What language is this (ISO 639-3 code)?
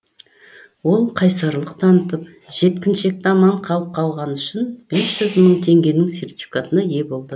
kaz